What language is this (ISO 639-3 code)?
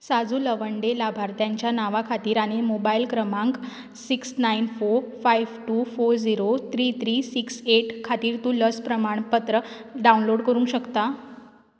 kok